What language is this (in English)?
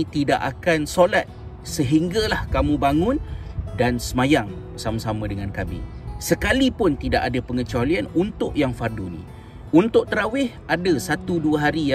Malay